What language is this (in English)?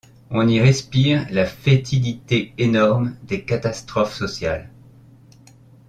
French